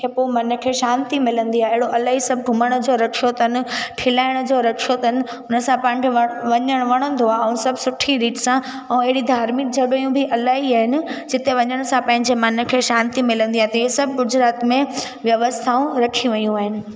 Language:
Sindhi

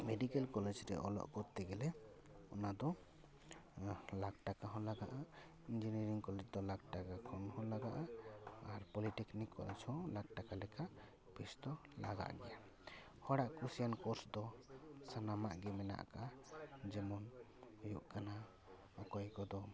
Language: Santali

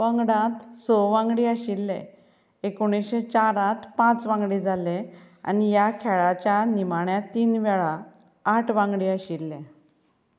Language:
Konkani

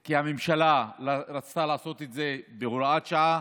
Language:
Hebrew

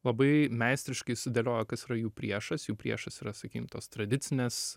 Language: Lithuanian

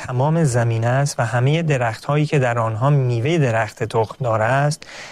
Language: Persian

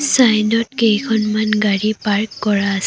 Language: Assamese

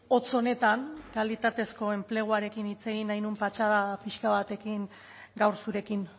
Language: Basque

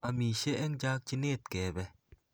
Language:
Kalenjin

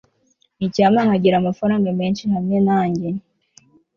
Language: Kinyarwanda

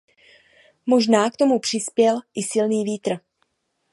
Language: Czech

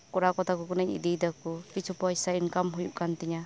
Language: Santali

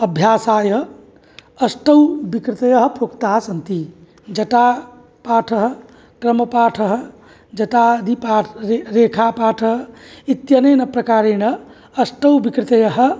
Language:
Sanskrit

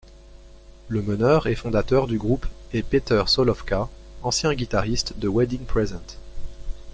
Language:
French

